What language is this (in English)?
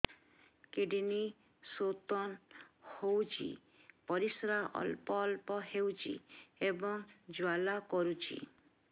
Odia